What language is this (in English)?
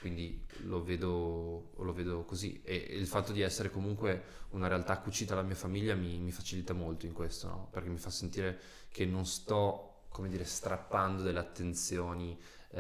Italian